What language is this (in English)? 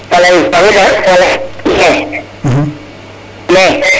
Serer